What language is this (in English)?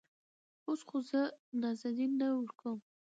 Pashto